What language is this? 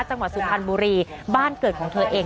Thai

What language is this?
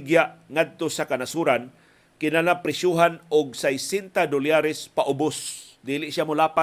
Filipino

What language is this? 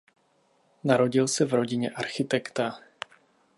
Czech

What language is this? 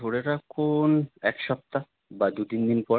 Bangla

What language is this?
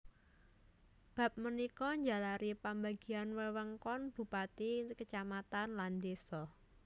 Javanese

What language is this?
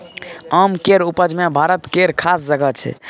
Maithili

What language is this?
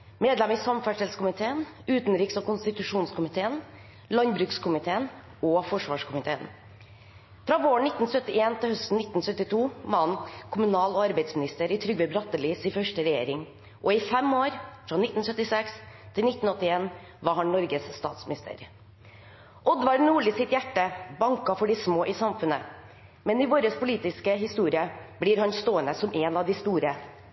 Norwegian Bokmål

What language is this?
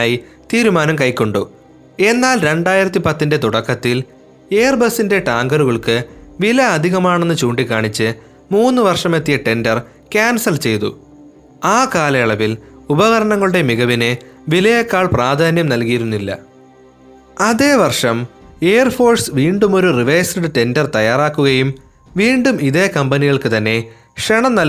Malayalam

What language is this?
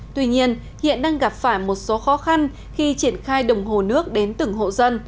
Vietnamese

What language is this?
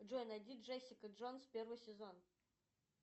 Russian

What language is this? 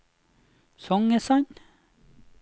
Norwegian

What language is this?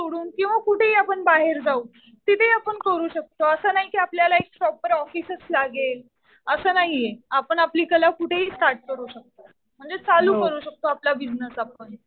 Marathi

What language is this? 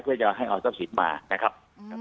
Thai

